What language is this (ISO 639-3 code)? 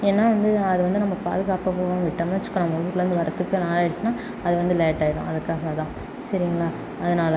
tam